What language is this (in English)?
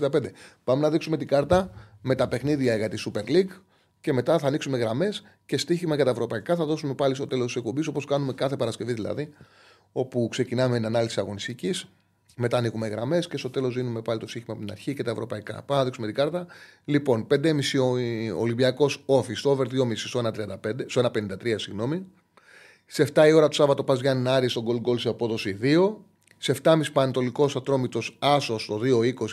Greek